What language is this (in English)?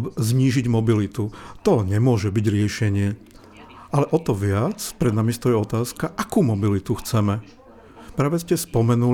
Slovak